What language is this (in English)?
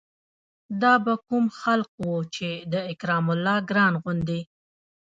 Pashto